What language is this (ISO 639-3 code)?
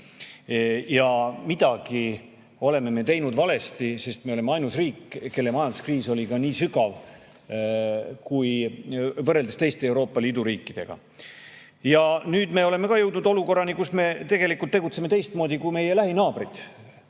est